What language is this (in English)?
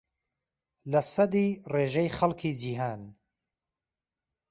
Central Kurdish